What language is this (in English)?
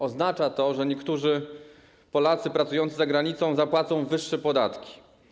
Polish